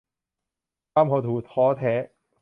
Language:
Thai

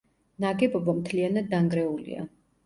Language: Georgian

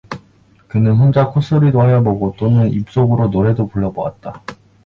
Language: Korean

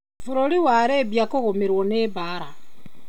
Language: Kikuyu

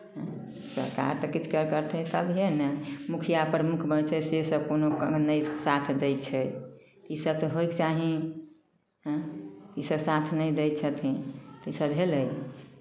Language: Maithili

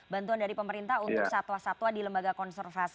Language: Indonesian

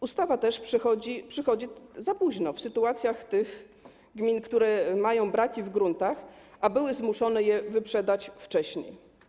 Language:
Polish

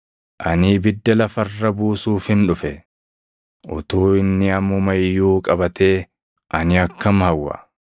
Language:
Oromo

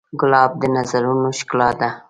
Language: Pashto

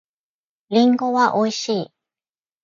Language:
Japanese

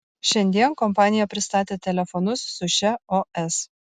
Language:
Lithuanian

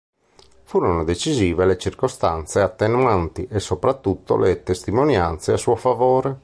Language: Italian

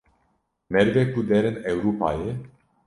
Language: Kurdish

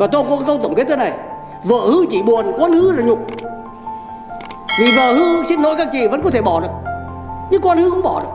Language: Vietnamese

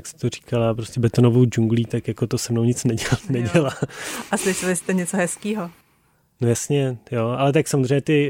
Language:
Czech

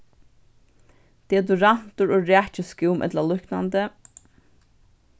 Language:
Faroese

